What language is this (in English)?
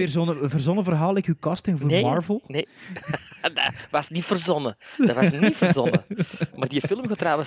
Dutch